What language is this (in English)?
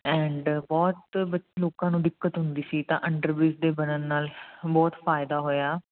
Punjabi